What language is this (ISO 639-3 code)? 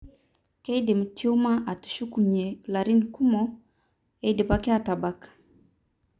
mas